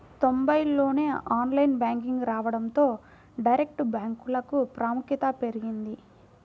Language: Telugu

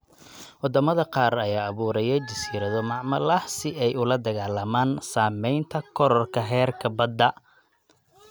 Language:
Somali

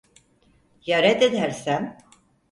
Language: Turkish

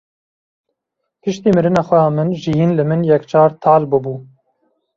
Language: Kurdish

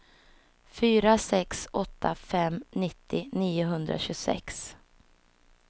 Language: Swedish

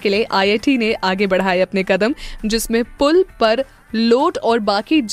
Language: Hindi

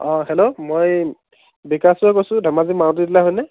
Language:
Assamese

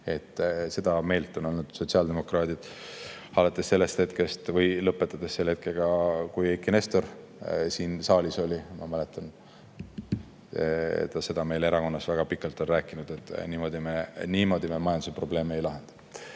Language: Estonian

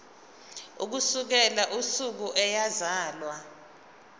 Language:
Zulu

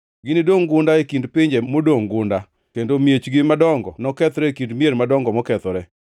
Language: Luo (Kenya and Tanzania)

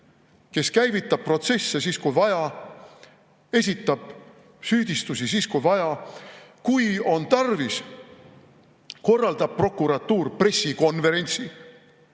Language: Estonian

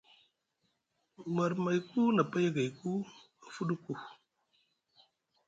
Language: Musgu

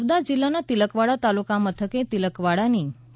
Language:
Gujarati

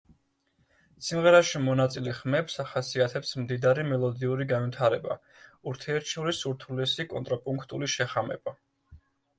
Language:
Georgian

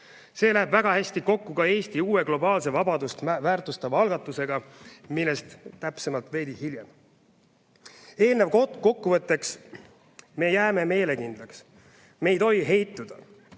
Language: Estonian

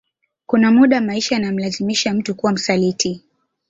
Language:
Swahili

